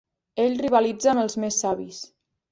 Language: Catalan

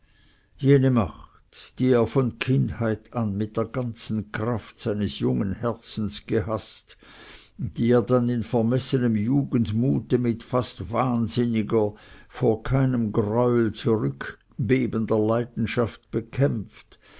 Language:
German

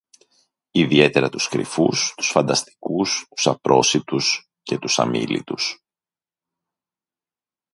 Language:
Greek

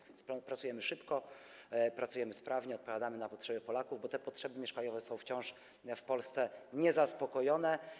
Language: Polish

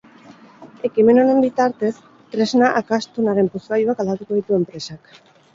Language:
Basque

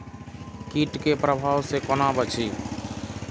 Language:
Maithili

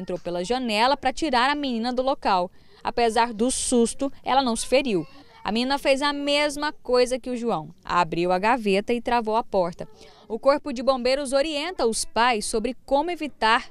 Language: Portuguese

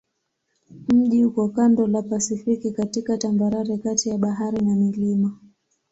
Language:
Swahili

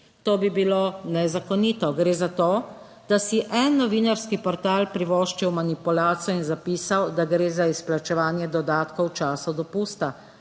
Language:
Slovenian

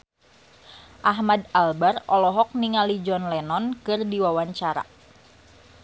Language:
Sundanese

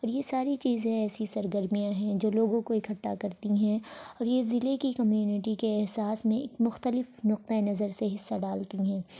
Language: Urdu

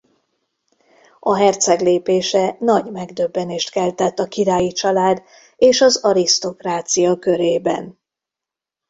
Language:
Hungarian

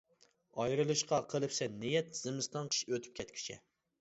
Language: Uyghur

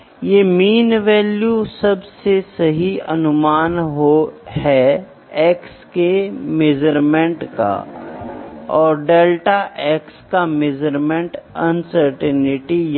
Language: Hindi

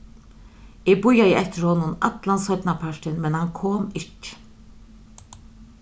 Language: Faroese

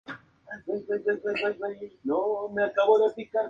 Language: Spanish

